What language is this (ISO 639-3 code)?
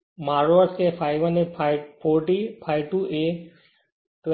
guj